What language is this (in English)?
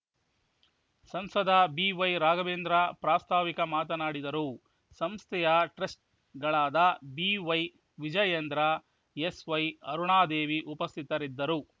Kannada